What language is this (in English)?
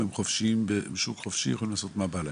Hebrew